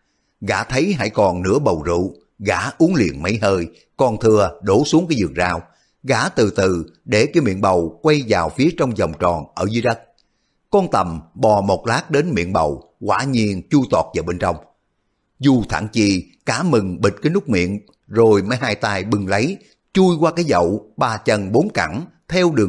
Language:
Vietnamese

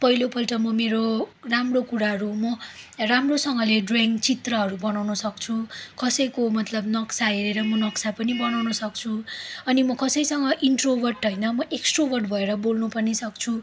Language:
Nepali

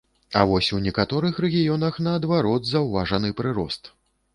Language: Belarusian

